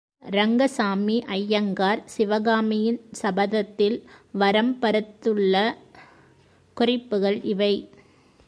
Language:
Tamil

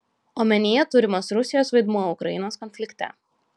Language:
Lithuanian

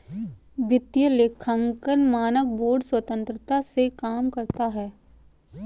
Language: Hindi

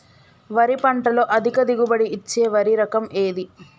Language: Telugu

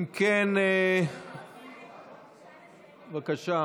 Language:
Hebrew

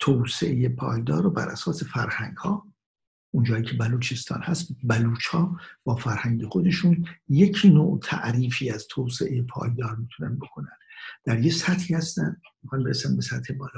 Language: Persian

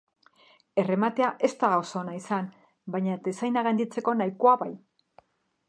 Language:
Basque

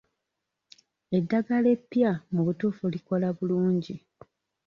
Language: Ganda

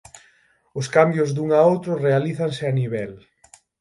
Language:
Galician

